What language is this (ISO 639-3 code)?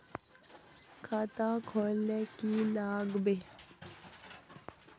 mag